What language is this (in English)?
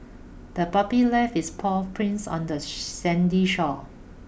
English